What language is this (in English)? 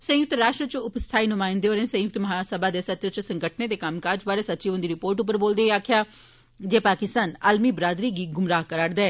Dogri